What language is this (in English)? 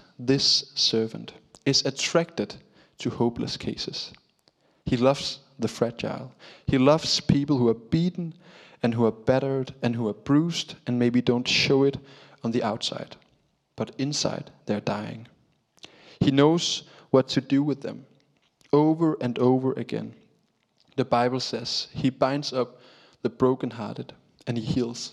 Danish